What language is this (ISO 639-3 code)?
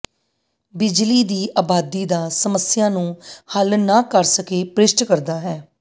pan